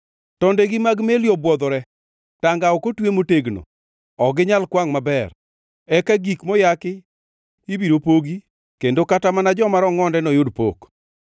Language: Luo (Kenya and Tanzania)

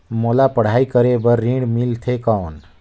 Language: Chhattisgarhi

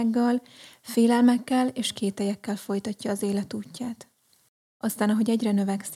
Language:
Hungarian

